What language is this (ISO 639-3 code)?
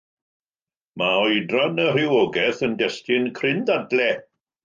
cym